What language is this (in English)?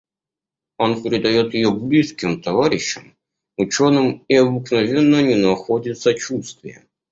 Russian